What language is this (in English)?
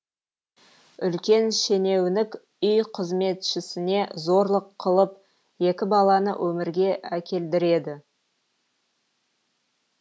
Kazakh